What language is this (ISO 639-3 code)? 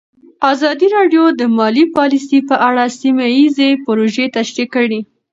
pus